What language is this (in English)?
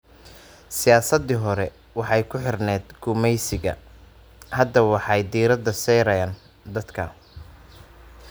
Somali